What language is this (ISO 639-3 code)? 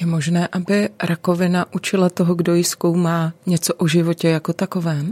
ces